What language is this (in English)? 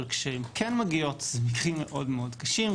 Hebrew